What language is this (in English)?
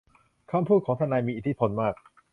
Thai